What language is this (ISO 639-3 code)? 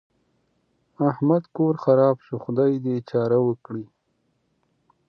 pus